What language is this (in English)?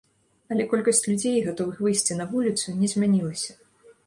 Belarusian